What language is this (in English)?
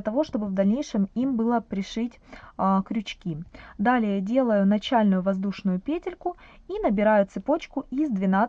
Russian